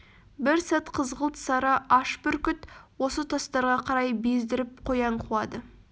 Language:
Kazakh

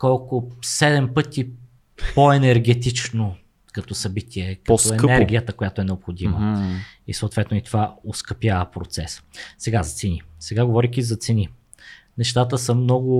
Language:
Bulgarian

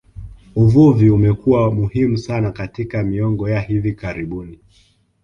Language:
Swahili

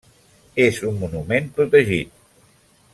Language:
Catalan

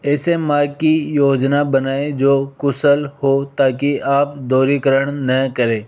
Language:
Hindi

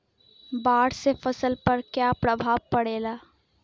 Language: Bhojpuri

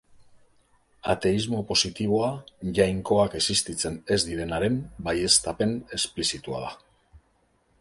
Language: Basque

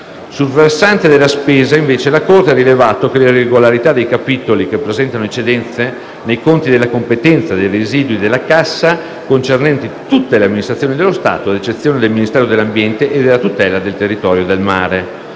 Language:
Italian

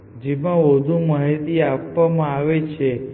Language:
Gujarati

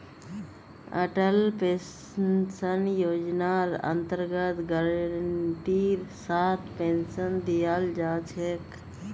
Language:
Magahi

